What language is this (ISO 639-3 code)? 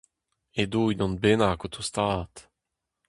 bre